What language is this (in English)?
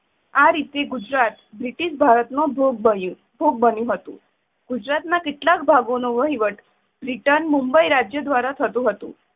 Gujarati